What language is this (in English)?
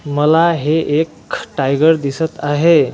Marathi